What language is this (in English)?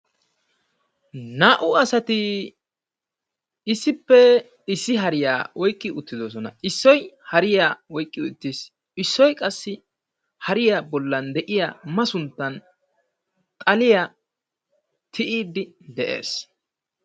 Wolaytta